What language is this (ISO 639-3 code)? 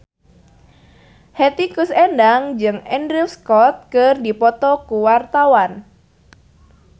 sun